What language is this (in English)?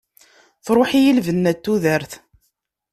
Kabyle